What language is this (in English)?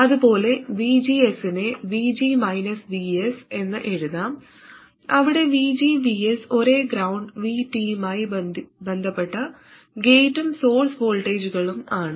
Malayalam